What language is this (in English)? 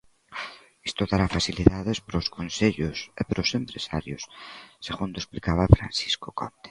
Galician